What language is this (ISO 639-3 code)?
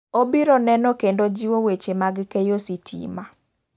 luo